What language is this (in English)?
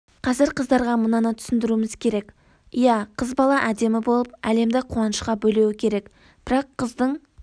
Kazakh